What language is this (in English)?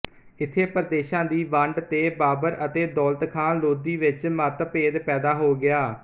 Punjabi